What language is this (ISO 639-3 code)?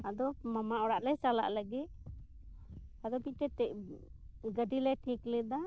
sat